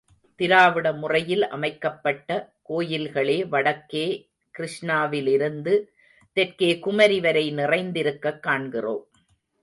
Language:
Tamil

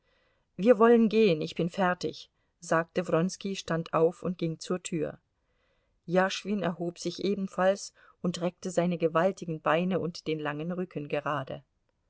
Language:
German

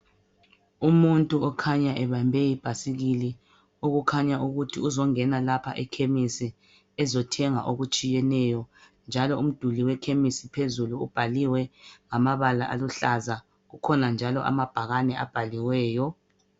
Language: North Ndebele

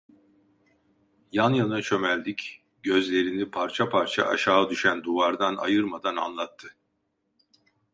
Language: Turkish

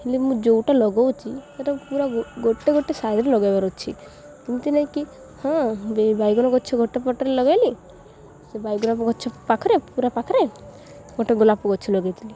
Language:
Odia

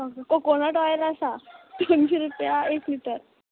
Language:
Konkani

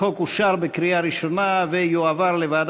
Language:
Hebrew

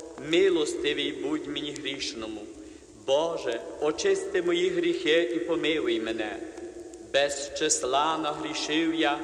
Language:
Romanian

